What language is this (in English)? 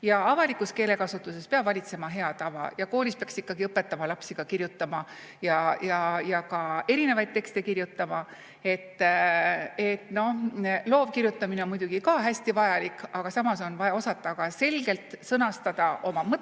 Estonian